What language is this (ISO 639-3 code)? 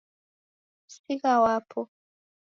dav